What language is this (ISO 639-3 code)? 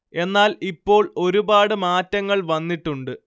mal